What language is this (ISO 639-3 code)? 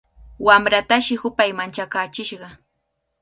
qvl